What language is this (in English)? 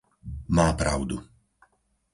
Slovak